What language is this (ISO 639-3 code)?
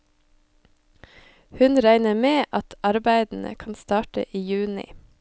nor